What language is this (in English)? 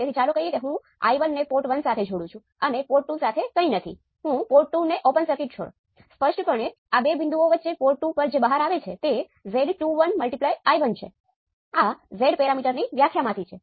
Gujarati